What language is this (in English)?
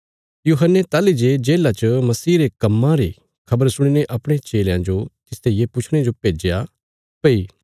Bilaspuri